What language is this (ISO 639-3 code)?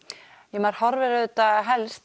isl